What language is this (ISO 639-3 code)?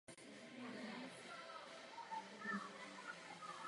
ces